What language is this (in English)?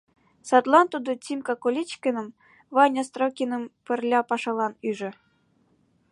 Mari